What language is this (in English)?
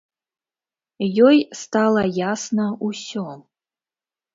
Belarusian